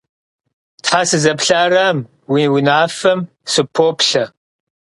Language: Kabardian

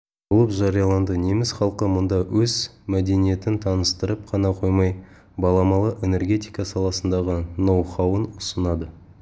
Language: Kazakh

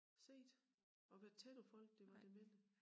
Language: Danish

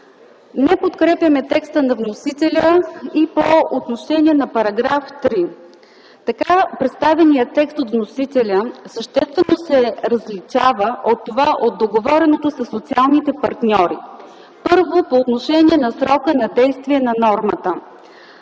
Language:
Bulgarian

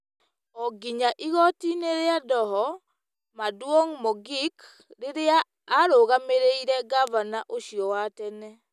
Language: Kikuyu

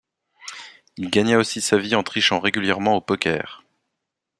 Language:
French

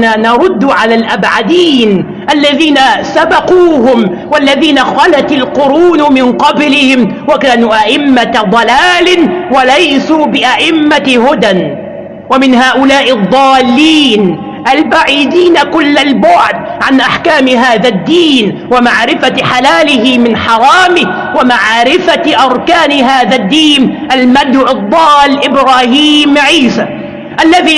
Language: Arabic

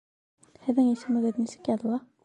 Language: Bashkir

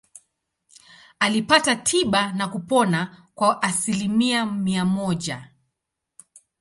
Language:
Swahili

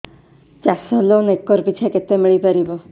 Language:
Odia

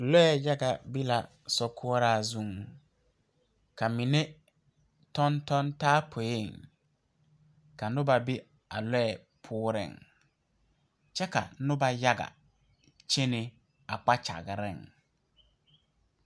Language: Southern Dagaare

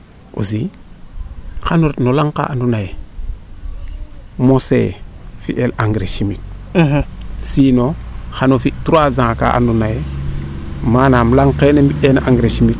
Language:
Serer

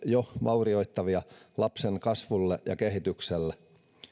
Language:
Finnish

